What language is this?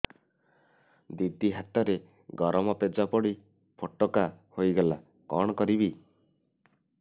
Odia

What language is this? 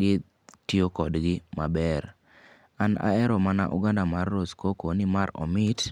Luo (Kenya and Tanzania)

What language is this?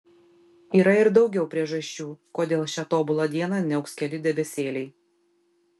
Lithuanian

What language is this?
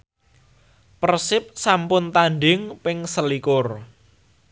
Javanese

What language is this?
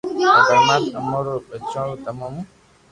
Loarki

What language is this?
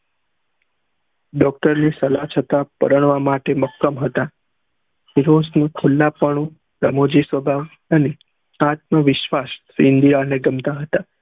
Gujarati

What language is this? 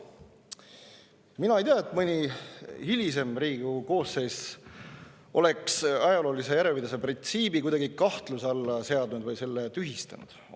Estonian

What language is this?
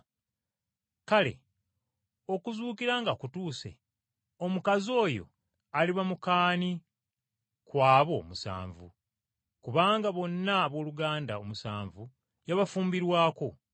Ganda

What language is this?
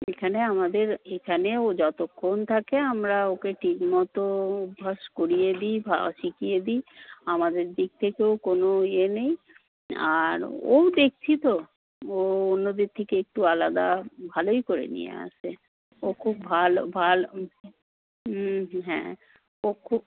Bangla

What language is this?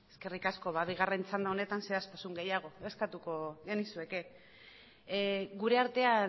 Basque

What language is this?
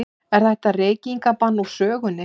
Icelandic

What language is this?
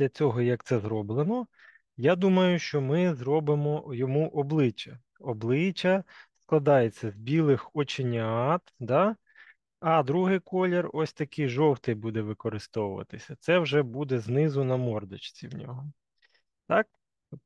Ukrainian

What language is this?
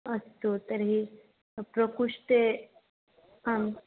Sanskrit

